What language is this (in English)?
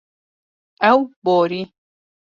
Kurdish